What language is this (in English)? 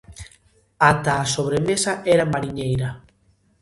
Galician